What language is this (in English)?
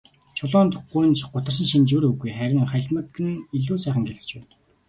Mongolian